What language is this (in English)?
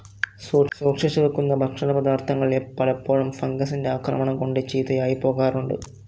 Malayalam